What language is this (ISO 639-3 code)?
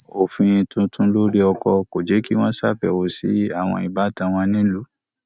yor